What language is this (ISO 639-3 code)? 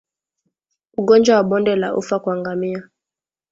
swa